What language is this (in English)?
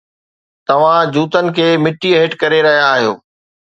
Sindhi